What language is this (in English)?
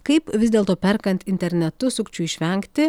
Lithuanian